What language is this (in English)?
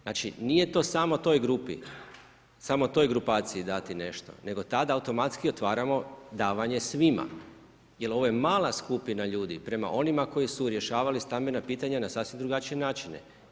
Croatian